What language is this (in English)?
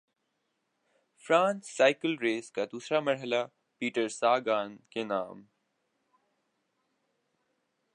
Urdu